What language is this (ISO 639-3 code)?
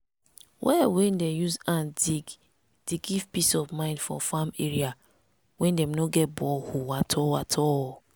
pcm